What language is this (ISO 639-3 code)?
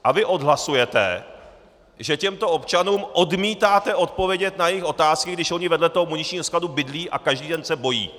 ces